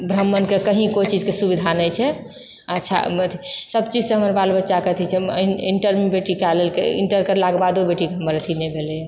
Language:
Maithili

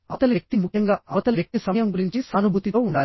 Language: Telugu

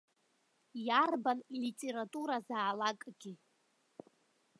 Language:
Abkhazian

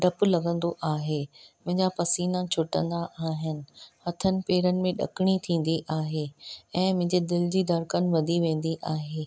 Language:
Sindhi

